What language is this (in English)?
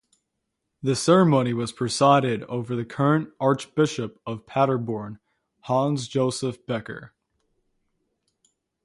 English